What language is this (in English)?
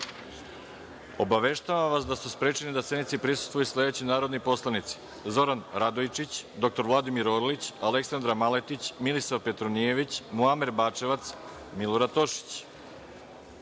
Serbian